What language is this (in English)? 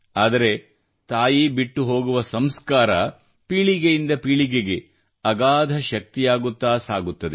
Kannada